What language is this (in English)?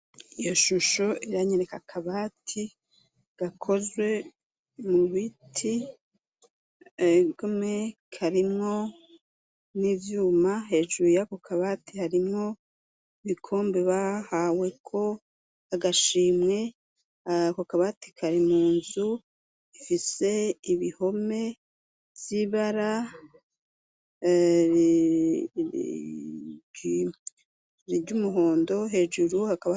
Rundi